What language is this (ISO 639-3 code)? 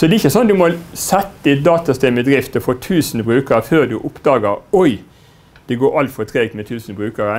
nor